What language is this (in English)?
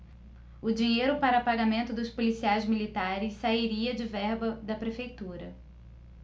Portuguese